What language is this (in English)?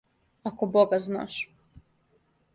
Serbian